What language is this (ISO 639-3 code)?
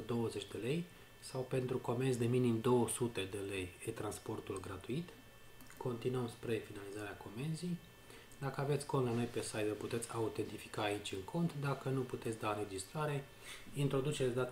ron